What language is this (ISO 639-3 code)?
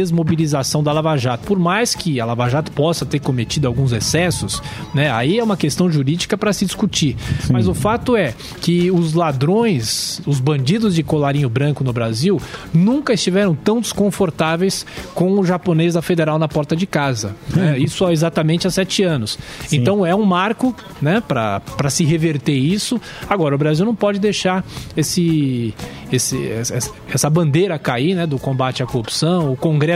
por